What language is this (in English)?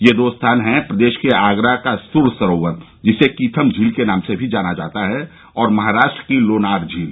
Hindi